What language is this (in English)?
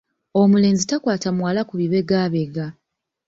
Ganda